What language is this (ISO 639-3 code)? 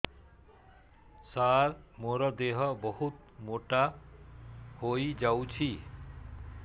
ori